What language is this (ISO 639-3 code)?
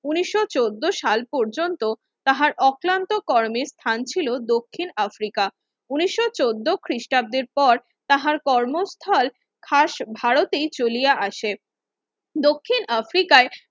ben